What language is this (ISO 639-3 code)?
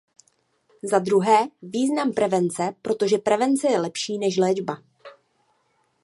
ces